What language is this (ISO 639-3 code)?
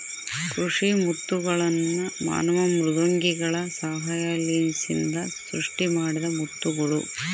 kan